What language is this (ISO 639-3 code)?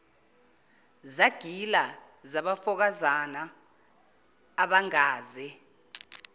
zul